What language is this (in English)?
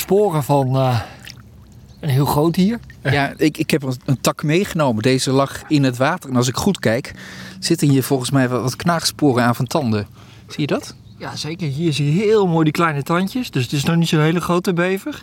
Dutch